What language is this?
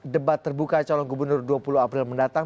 Indonesian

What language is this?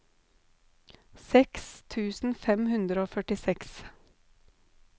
Norwegian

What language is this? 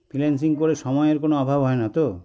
Bangla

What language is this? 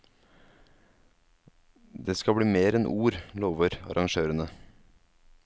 Norwegian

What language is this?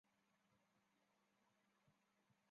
Chinese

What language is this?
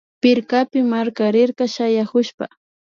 Imbabura Highland Quichua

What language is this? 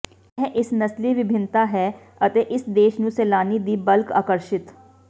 Punjabi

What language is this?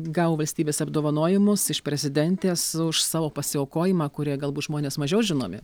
Lithuanian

